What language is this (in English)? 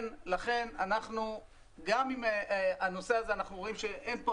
Hebrew